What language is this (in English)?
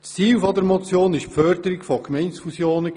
Swiss German